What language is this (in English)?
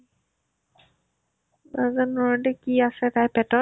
Assamese